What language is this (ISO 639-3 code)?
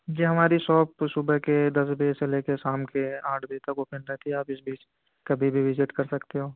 urd